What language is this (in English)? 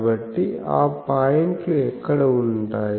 Telugu